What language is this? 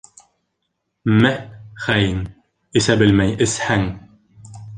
Bashkir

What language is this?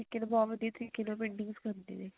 Punjabi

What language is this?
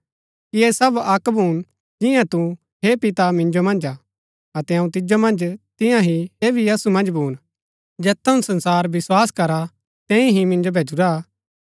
Gaddi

